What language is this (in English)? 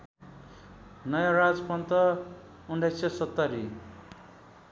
Nepali